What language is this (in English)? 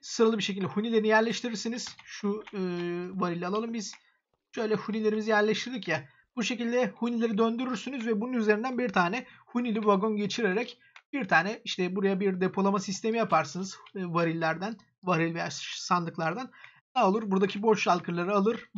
Turkish